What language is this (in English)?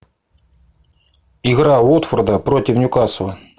Russian